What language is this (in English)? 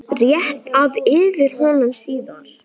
Icelandic